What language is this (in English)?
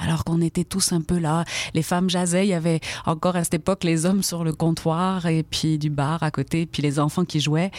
French